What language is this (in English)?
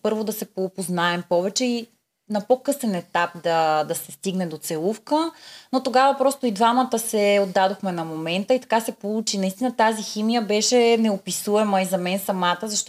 Bulgarian